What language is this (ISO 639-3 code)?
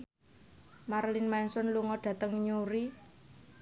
jav